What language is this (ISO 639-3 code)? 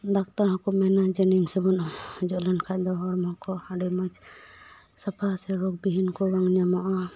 sat